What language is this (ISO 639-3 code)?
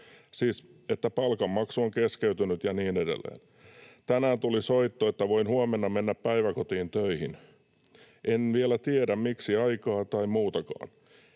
fin